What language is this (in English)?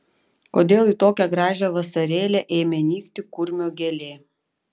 Lithuanian